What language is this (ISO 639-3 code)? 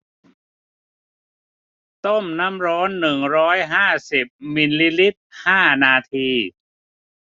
tha